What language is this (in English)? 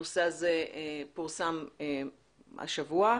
Hebrew